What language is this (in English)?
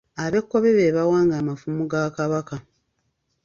Ganda